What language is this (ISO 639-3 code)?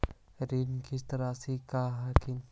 mag